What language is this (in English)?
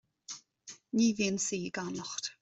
Irish